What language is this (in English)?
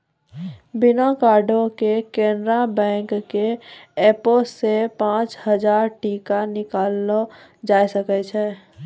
Maithili